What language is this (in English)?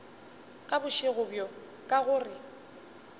Northern Sotho